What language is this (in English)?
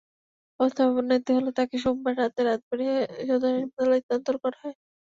Bangla